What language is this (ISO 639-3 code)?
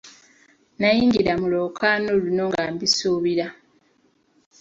lug